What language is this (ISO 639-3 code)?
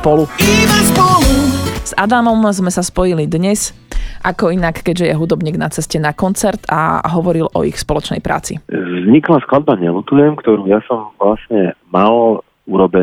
slk